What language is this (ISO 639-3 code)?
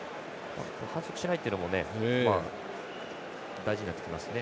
jpn